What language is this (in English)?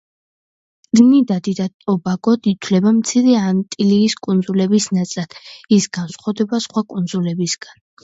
Georgian